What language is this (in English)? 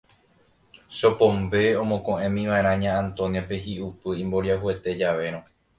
Guarani